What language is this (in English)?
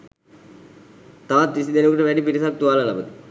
Sinhala